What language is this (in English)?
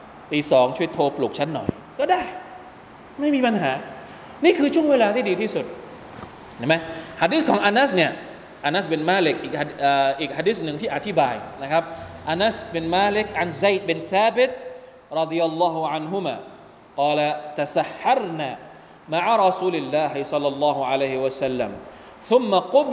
Thai